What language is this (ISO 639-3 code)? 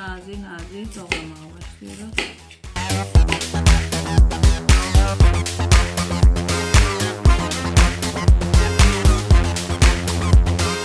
tur